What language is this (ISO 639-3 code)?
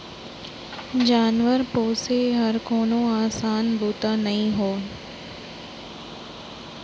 hne